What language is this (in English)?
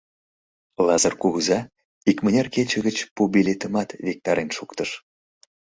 Mari